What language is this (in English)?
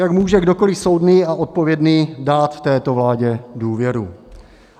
Czech